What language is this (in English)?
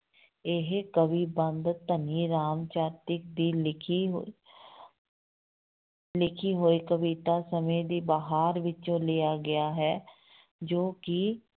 Punjabi